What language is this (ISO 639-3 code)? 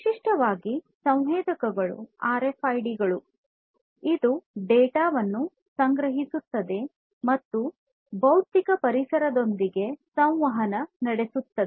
kan